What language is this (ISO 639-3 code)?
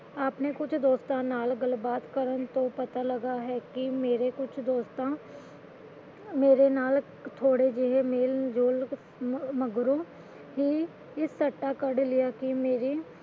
pan